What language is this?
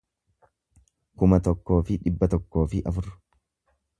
Oromo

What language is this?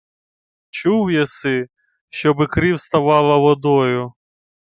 Ukrainian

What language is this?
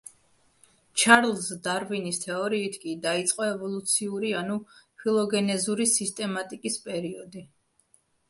Georgian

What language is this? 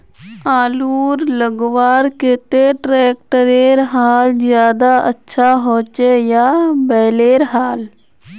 Magahi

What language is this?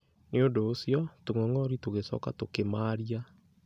Kikuyu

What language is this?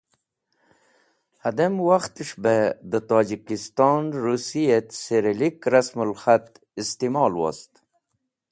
Wakhi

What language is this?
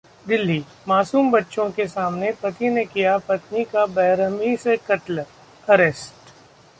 Hindi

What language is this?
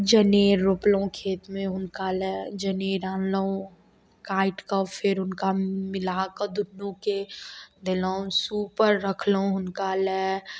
Maithili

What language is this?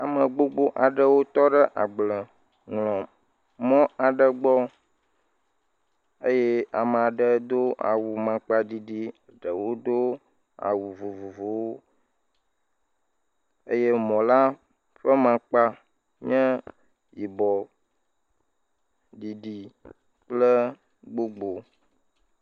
Ewe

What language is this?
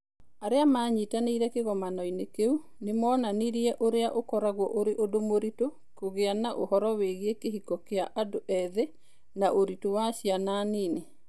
Kikuyu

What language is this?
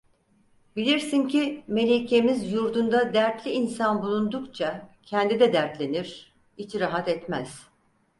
Turkish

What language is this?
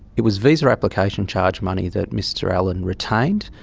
English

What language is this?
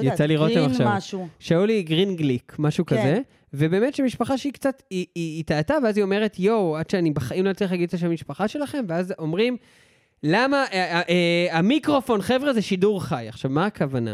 Hebrew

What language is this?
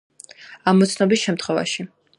Georgian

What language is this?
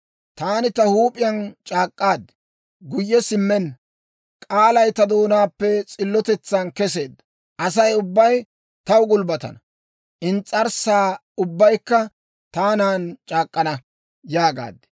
Dawro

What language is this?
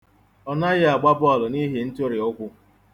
Igbo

